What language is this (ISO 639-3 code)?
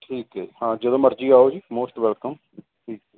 pan